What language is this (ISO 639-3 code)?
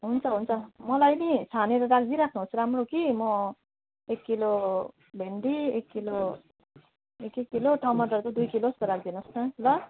nep